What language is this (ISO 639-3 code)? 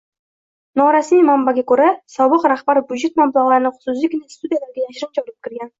uzb